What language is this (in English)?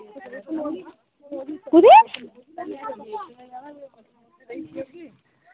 Dogri